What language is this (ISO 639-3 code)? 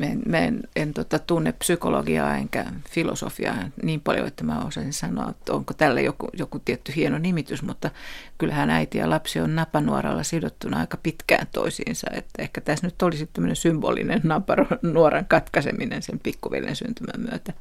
fin